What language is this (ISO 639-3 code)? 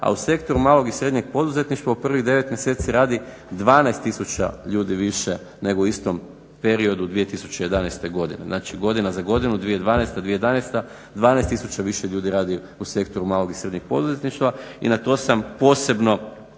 hrv